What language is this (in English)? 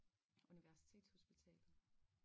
Danish